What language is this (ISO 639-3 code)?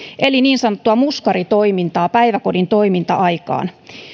fin